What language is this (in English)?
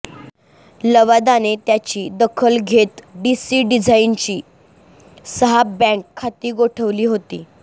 Marathi